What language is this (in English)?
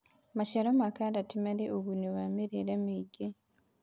Kikuyu